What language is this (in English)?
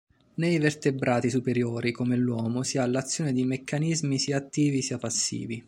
Italian